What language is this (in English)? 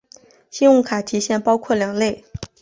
Chinese